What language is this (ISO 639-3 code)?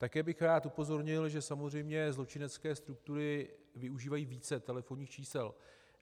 ces